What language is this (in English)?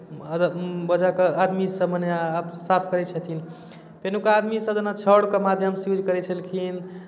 Maithili